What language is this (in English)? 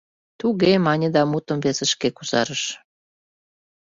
Mari